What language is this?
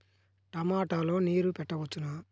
Telugu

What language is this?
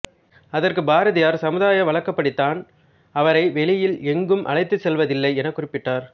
Tamil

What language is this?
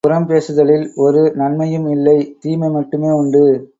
Tamil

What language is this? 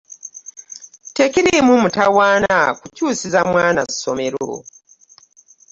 Ganda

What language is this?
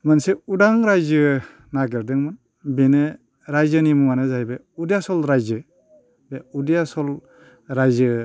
Bodo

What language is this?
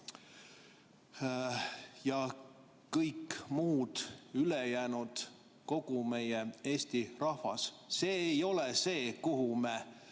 Estonian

